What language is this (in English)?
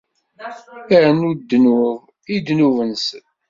Kabyle